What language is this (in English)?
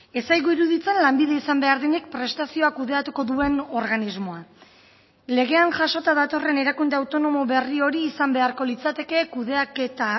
Basque